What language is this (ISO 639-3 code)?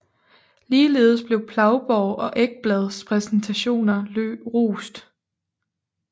dan